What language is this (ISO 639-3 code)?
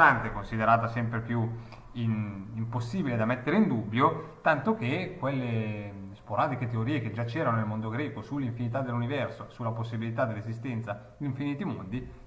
ita